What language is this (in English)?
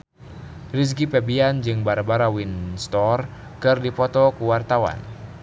Sundanese